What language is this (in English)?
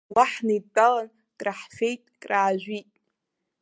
Abkhazian